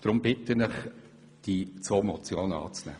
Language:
Swiss German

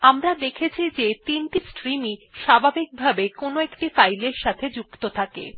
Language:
Bangla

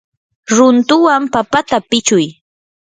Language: Yanahuanca Pasco Quechua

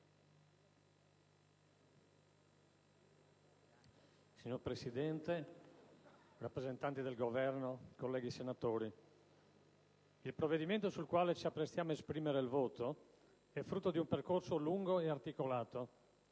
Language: Italian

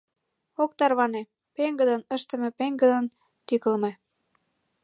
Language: Mari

